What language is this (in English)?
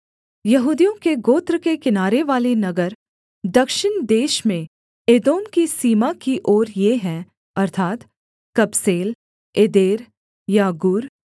Hindi